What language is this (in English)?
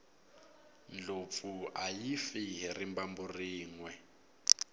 Tsonga